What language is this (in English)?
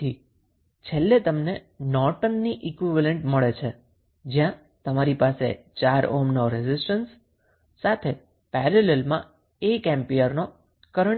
Gujarati